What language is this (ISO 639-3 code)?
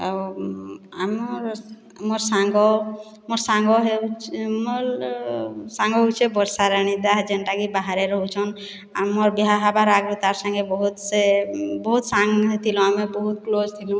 ori